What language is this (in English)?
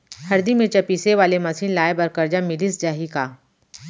Chhattisgarhi